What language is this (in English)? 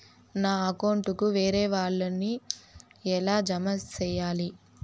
Telugu